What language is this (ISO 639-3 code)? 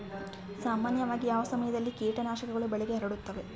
kan